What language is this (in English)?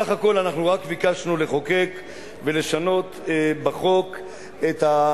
Hebrew